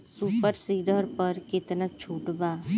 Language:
Bhojpuri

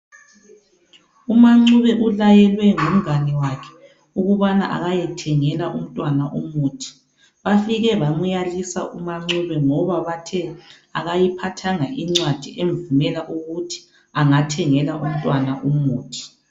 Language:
North Ndebele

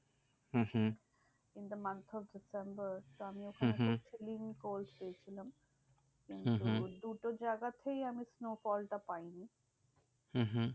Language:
Bangla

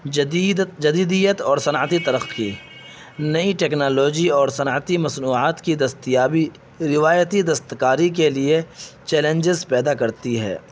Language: Urdu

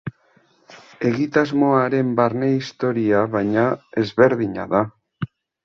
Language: Basque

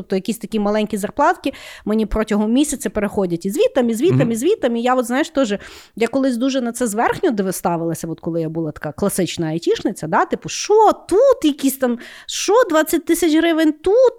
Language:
Ukrainian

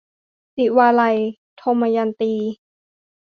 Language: Thai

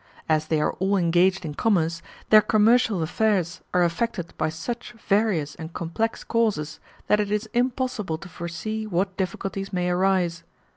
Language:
English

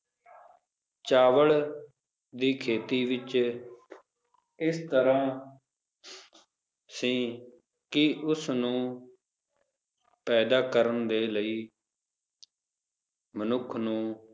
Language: Punjabi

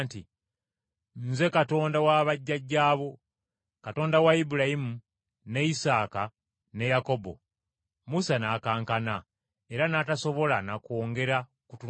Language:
Ganda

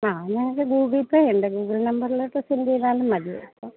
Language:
Malayalam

